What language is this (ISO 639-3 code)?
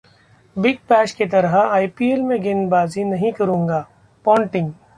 hin